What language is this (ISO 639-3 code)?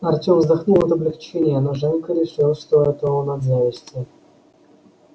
rus